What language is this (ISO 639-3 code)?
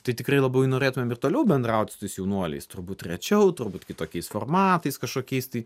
lit